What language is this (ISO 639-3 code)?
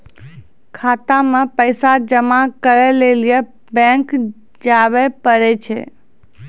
mai